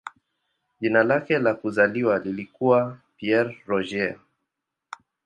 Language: Swahili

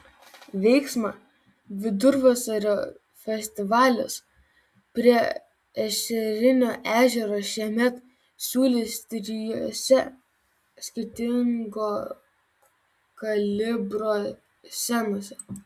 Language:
Lithuanian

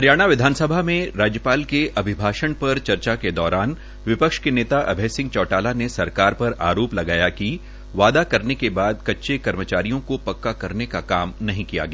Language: Hindi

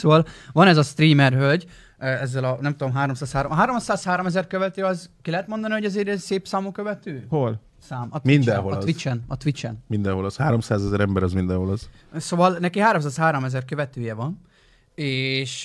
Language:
Hungarian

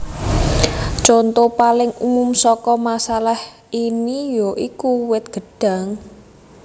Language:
Javanese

